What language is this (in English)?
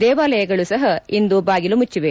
Kannada